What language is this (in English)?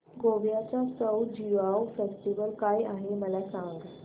Marathi